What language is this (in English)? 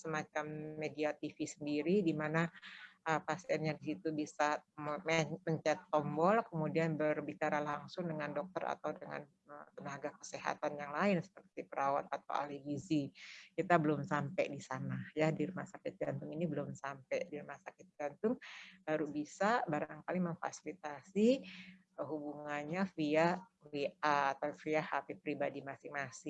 Indonesian